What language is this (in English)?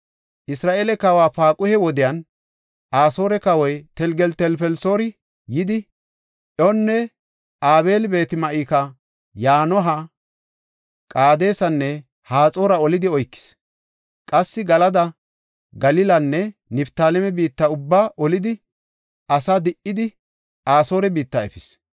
Gofa